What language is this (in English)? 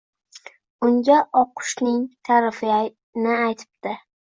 Uzbek